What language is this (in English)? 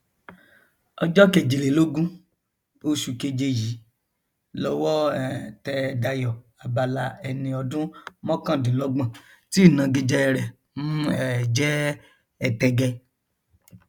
Yoruba